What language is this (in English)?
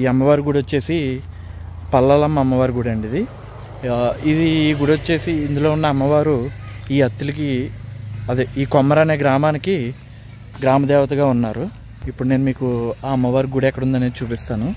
Telugu